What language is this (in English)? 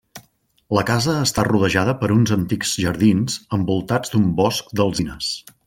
Catalan